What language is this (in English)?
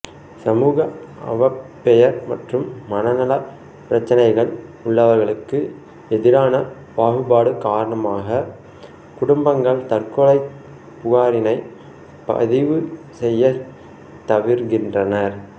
Tamil